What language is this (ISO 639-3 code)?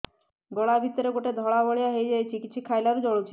ori